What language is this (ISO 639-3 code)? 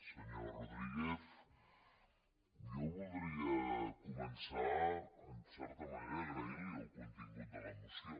cat